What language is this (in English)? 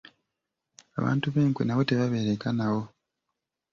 Ganda